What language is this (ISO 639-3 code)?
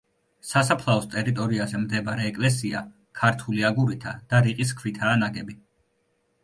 kat